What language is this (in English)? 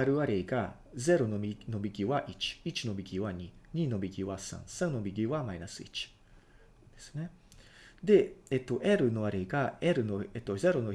Japanese